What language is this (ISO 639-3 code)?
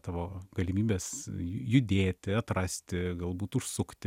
lit